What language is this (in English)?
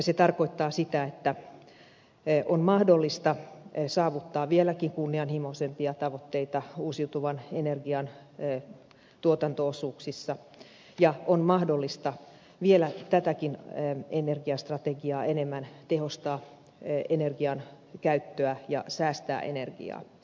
Finnish